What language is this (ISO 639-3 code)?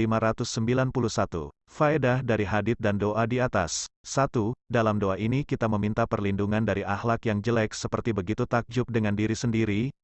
ind